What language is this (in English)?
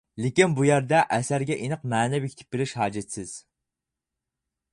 Uyghur